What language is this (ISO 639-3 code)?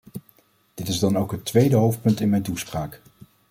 nld